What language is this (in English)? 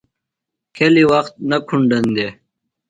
Phalura